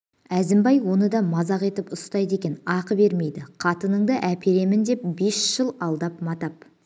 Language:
Kazakh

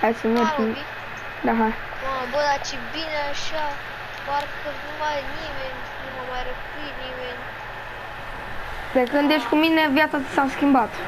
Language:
Romanian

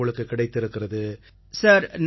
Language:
Tamil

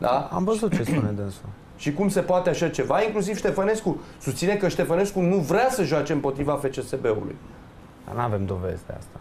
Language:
Romanian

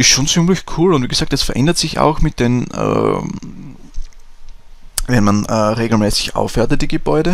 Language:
German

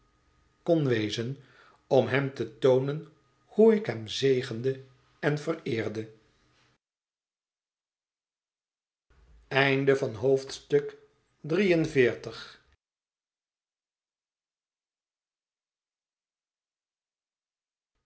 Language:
Dutch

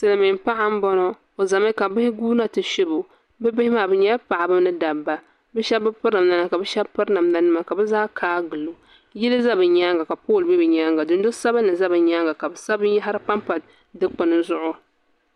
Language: Dagbani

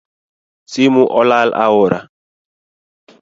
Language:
Luo (Kenya and Tanzania)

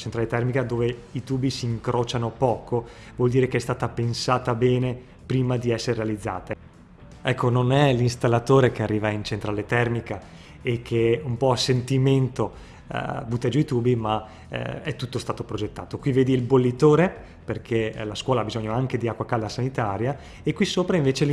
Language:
Italian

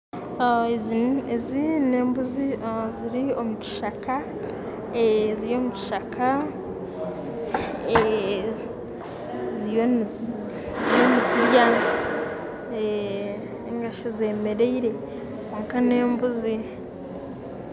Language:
Nyankole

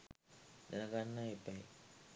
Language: Sinhala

